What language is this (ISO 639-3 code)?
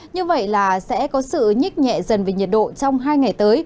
vie